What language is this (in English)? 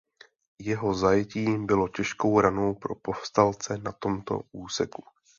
Czech